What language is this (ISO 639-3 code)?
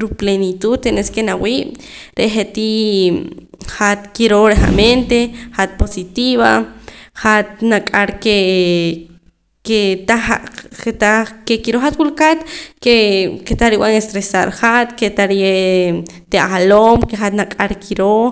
poc